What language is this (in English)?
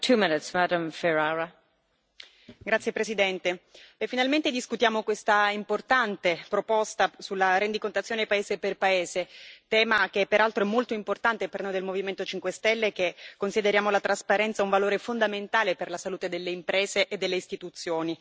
Italian